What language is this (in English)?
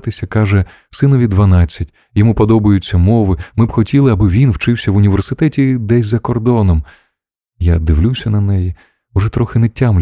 Ukrainian